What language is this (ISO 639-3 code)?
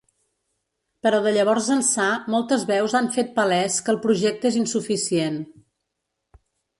cat